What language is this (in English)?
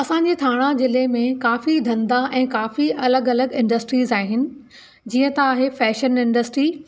Sindhi